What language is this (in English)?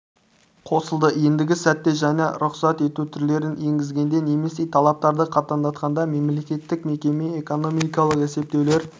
Kazakh